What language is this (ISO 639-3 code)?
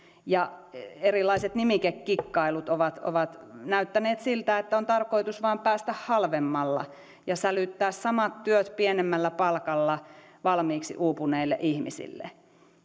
fin